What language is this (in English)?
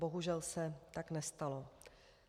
Czech